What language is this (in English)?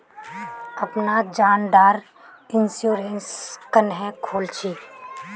Magahi